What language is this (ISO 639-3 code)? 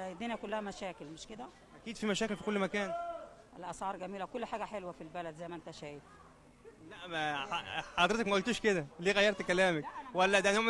ara